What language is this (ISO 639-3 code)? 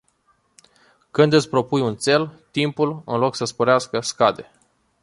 ron